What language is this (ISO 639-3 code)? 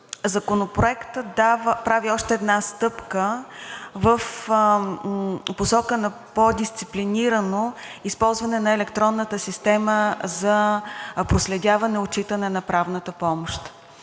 bul